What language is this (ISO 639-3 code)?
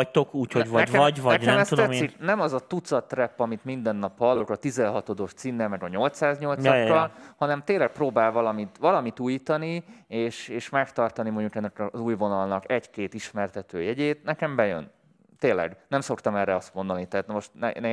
hun